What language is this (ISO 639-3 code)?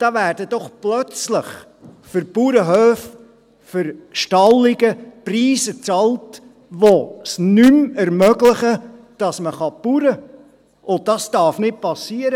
gsw